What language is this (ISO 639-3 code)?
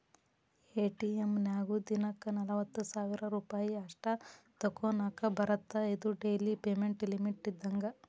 kan